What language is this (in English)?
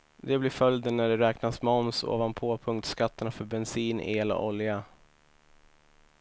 Swedish